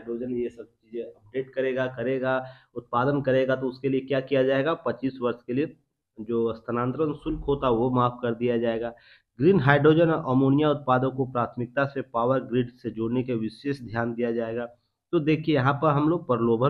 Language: Hindi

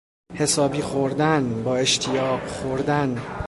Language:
Persian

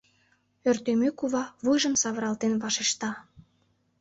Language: Mari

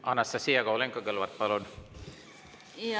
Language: Estonian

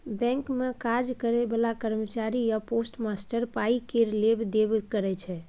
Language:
Maithili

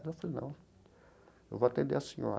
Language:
Portuguese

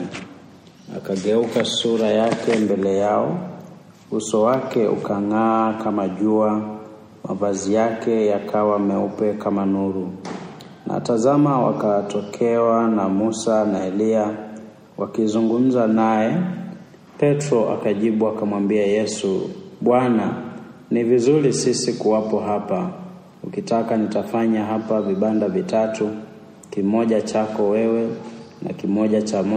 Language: Swahili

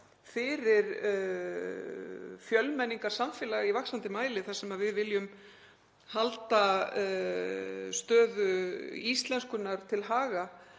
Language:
Icelandic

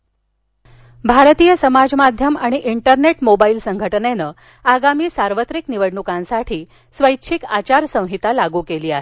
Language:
Marathi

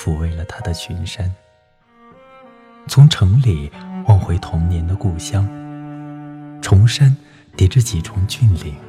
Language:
Chinese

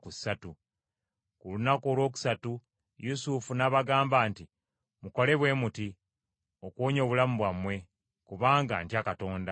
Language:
Ganda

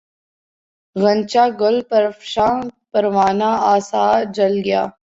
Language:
Urdu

